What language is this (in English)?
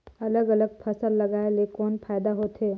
Chhattisgarhi